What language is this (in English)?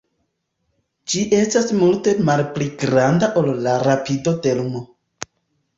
Esperanto